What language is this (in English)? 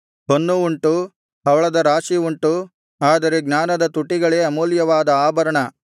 Kannada